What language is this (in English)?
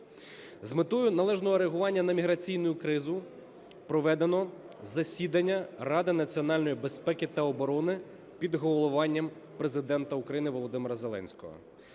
Ukrainian